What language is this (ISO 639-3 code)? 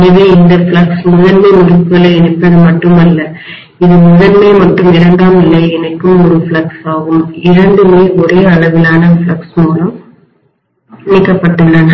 tam